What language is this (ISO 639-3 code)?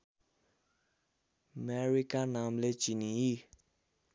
nep